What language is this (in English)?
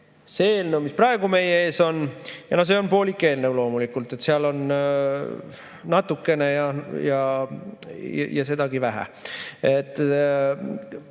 Estonian